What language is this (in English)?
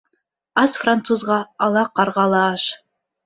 Bashkir